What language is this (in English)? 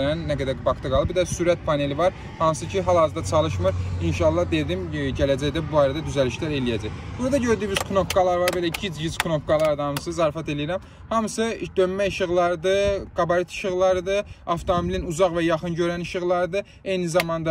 Turkish